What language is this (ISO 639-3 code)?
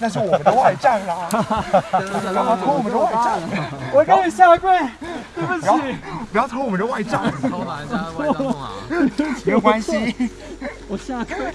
zho